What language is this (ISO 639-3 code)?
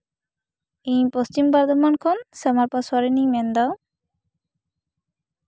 sat